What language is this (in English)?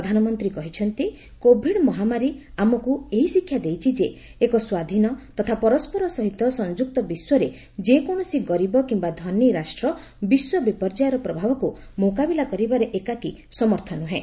Odia